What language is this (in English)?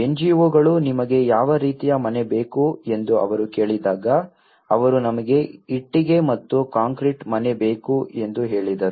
Kannada